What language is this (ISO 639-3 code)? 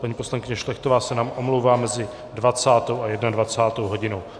ces